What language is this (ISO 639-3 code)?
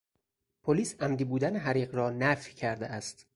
fas